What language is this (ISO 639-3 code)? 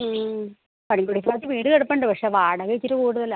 mal